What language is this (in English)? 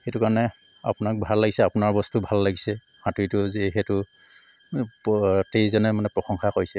Assamese